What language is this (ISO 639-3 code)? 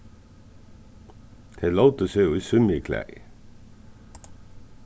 fao